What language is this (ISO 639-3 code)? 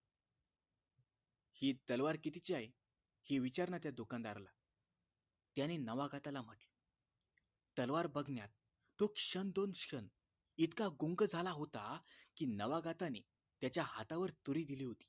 mar